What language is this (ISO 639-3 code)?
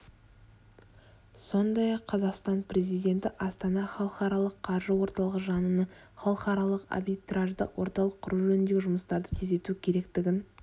kaz